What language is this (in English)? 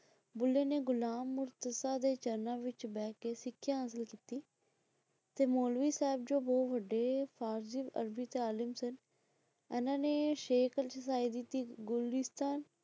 Punjabi